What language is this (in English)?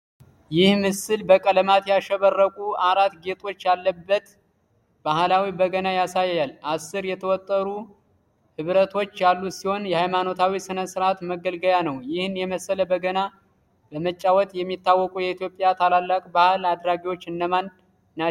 Amharic